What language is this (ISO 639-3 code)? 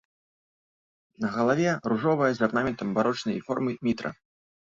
bel